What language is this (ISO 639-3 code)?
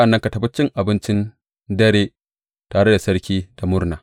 hau